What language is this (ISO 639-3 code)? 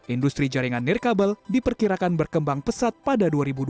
ind